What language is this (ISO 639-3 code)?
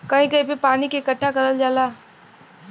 bho